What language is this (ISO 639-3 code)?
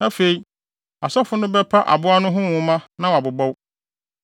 aka